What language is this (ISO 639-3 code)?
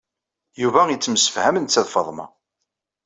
kab